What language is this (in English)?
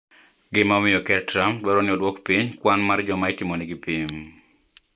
Luo (Kenya and Tanzania)